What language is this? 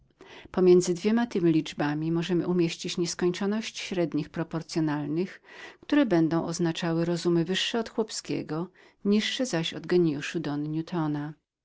Polish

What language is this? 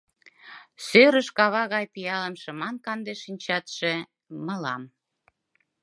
Mari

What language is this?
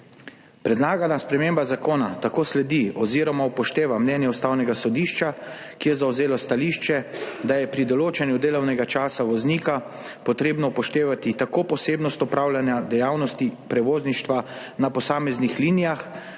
Slovenian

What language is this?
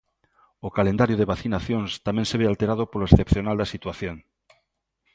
Galician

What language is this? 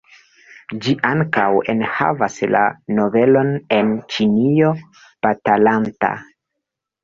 Esperanto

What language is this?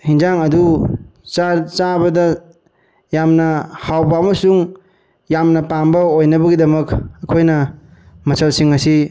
Manipuri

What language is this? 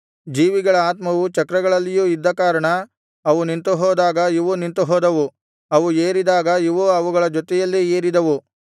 Kannada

